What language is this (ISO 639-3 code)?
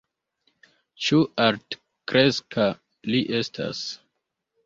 epo